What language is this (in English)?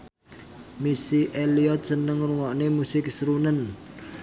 Javanese